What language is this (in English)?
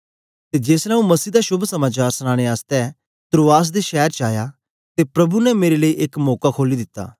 Dogri